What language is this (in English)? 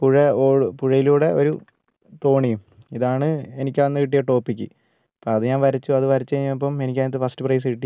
Malayalam